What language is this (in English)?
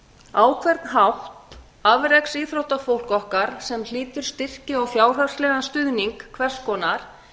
Icelandic